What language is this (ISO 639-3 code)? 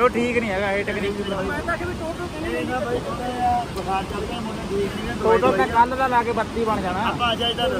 pan